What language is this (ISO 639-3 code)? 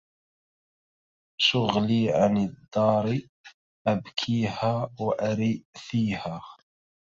ara